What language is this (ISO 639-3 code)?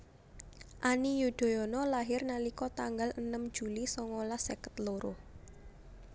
jav